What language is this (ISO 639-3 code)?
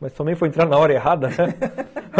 por